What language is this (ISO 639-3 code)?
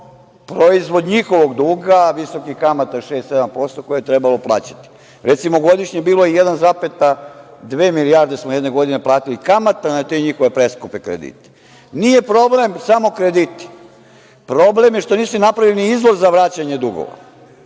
srp